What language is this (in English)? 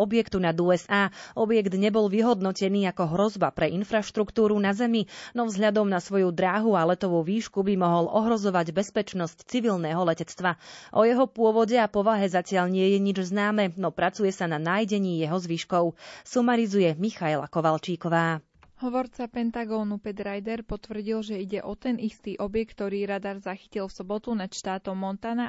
Slovak